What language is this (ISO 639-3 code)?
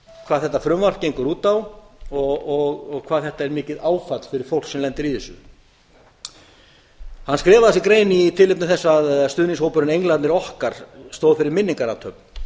isl